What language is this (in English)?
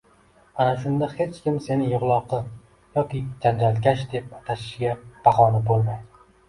Uzbek